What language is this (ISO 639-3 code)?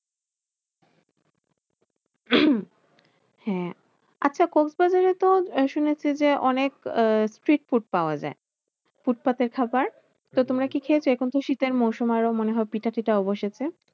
ben